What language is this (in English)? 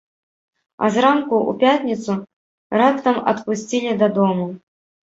Belarusian